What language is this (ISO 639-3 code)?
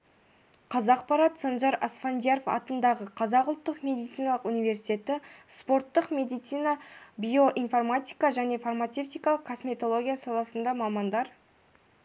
kaz